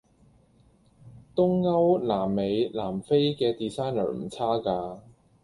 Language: Cantonese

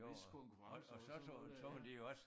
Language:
Danish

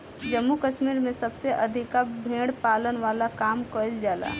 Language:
Bhojpuri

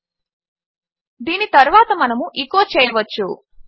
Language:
Telugu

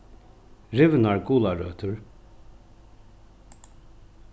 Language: Faroese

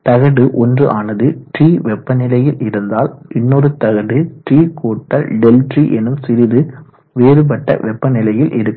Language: Tamil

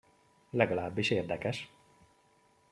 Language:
Hungarian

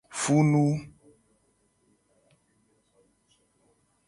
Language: Gen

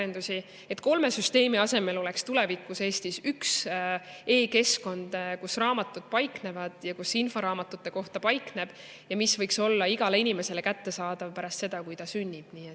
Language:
Estonian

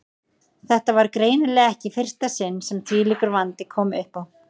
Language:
Icelandic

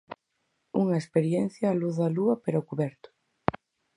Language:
Galician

